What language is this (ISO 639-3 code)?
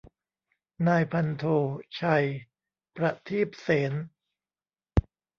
tha